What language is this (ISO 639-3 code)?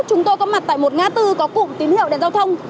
vie